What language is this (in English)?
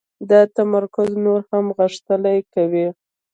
Pashto